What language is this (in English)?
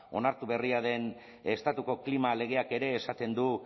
Basque